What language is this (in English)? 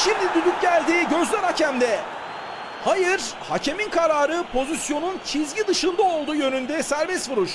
Turkish